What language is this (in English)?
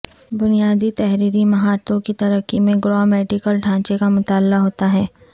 Urdu